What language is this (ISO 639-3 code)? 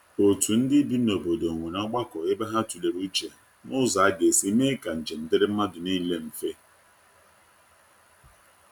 ibo